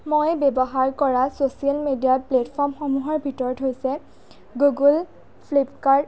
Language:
Assamese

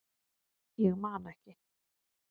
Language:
Icelandic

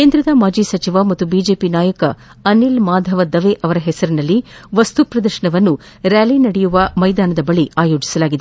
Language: Kannada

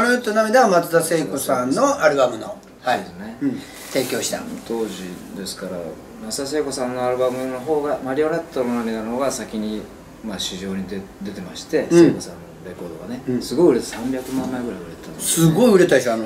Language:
Japanese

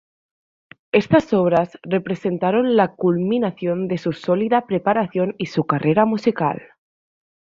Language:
Spanish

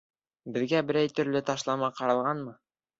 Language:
Bashkir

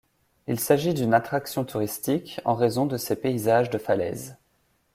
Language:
French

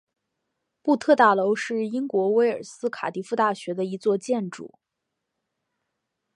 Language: Chinese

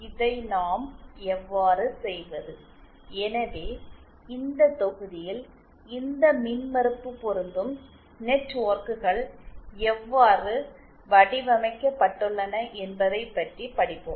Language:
Tamil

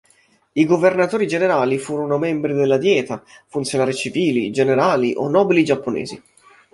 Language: Italian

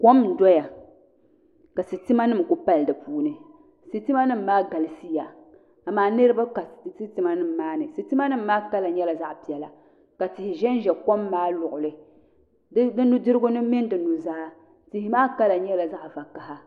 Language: Dagbani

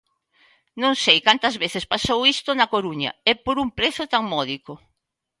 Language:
Galician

